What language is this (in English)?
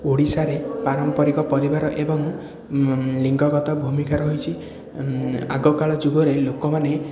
Odia